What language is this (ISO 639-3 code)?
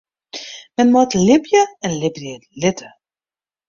fry